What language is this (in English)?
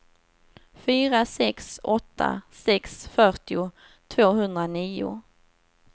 Swedish